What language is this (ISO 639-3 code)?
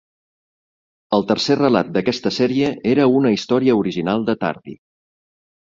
cat